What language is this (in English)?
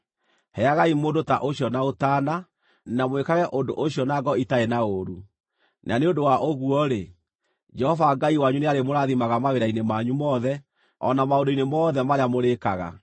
Kikuyu